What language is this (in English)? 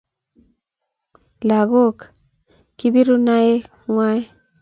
Kalenjin